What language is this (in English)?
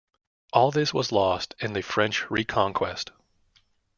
English